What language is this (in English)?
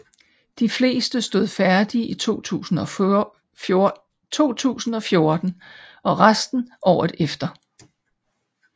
Danish